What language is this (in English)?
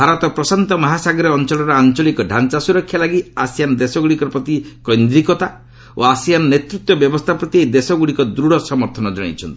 Odia